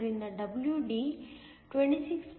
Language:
Kannada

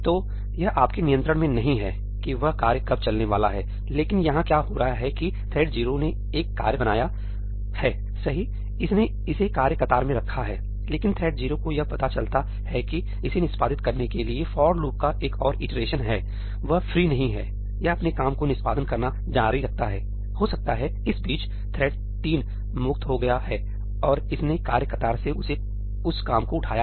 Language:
Hindi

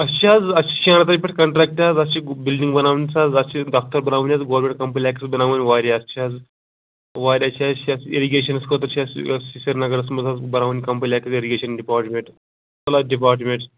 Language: Kashmiri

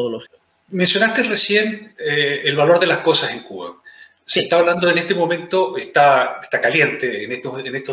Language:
Spanish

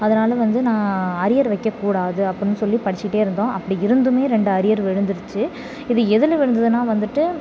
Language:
Tamil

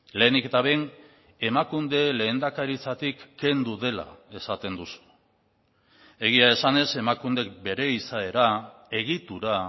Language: Basque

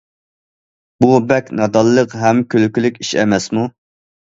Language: Uyghur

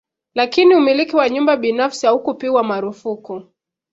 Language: Swahili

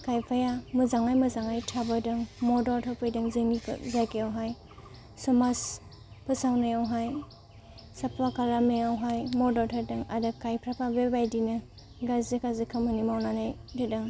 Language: Bodo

